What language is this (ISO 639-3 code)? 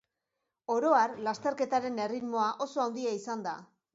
eus